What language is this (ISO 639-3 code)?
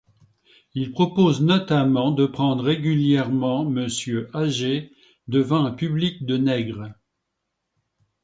fra